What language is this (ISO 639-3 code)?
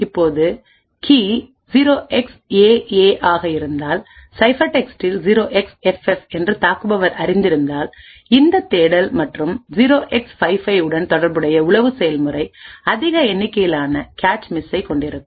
tam